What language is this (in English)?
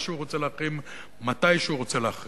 Hebrew